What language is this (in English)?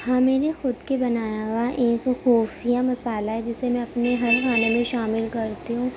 Urdu